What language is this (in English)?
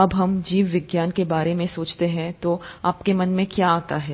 Hindi